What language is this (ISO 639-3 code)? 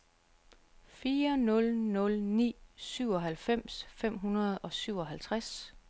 dan